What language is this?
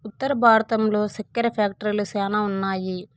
Telugu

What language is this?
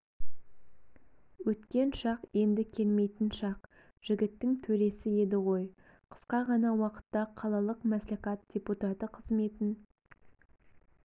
Kazakh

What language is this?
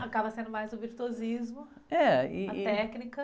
Portuguese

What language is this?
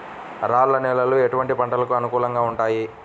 Telugu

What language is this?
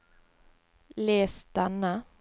Norwegian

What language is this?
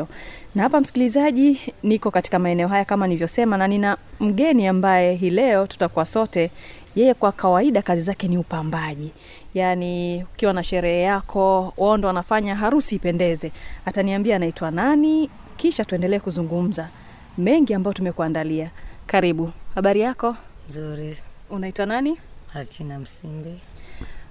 Swahili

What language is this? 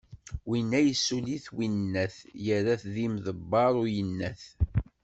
Kabyle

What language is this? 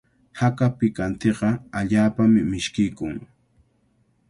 Cajatambo North Lima Quechua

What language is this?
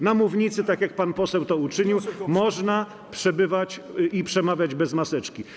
Polish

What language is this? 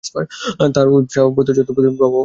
Bangla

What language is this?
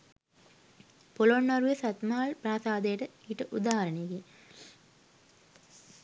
Sinhala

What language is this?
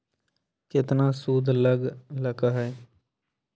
Magahi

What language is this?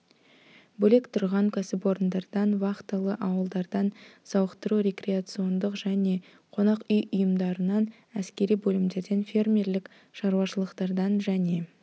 Kazakh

